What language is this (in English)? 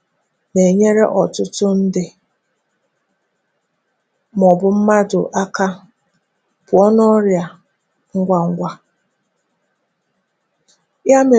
Igbo